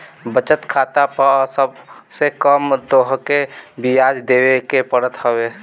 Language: Bhojpuri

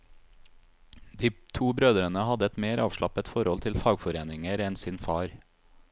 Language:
Norwegian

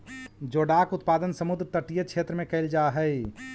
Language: Magahi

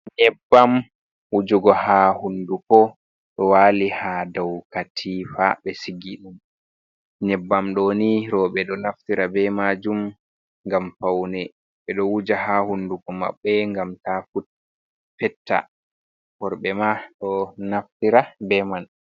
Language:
Fula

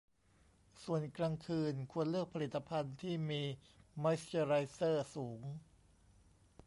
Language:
Thai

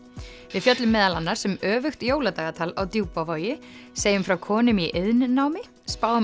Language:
Icelandic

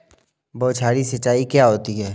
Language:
Hindi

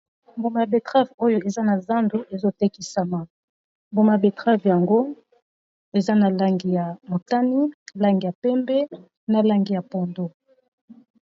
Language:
Lingala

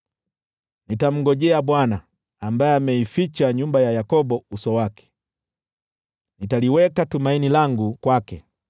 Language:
Swahili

